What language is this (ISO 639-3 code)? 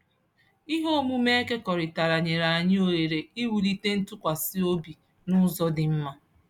ibo